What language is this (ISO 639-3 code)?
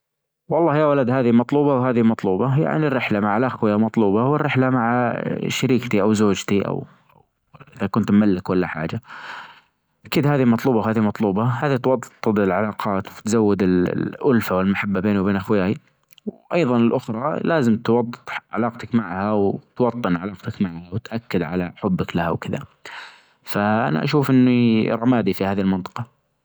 ars